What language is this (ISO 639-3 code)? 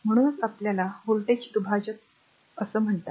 mar